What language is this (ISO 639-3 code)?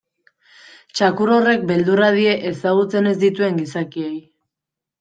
eus